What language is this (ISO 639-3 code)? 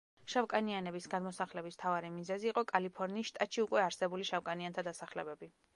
kat